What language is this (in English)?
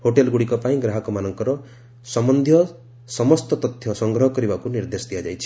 Odia